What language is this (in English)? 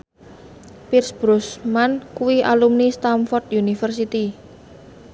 Javanese